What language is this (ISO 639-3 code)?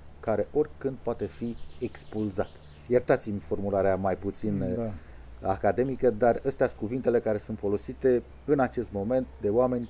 ron